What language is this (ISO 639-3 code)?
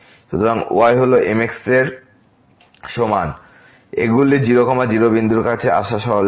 ben